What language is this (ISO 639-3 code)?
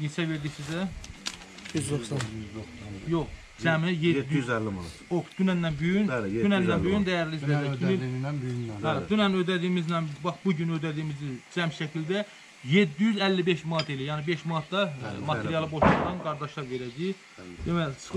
tur